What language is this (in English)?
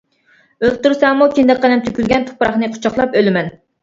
Uyghur